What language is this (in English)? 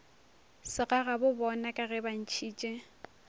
Northern Sotho